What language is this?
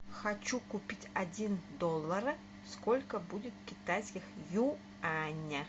Russian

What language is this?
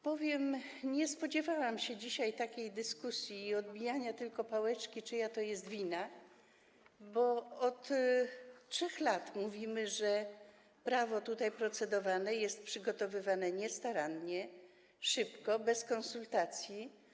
Polish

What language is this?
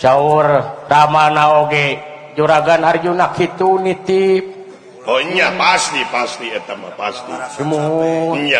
Indonesian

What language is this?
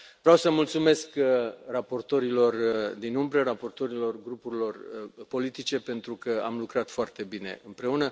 Romanian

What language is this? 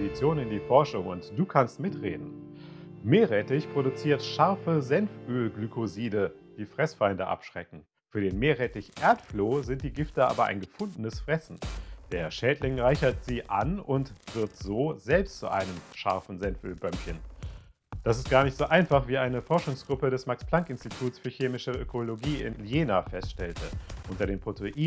German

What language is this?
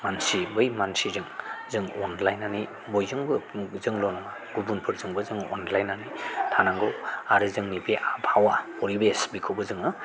Bodo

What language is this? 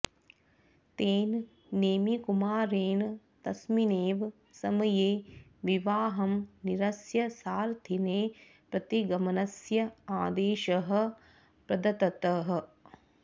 Sanskrit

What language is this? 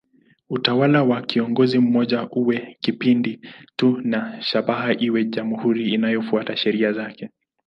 Swahili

